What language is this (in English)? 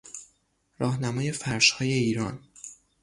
Persian